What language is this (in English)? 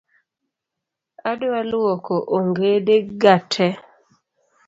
Luo (Kenya and Tanzania)